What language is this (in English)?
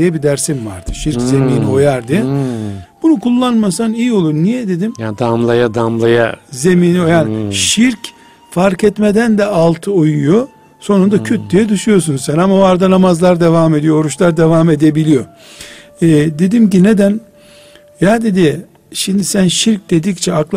Turkish